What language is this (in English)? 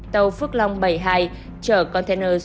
Vietnamese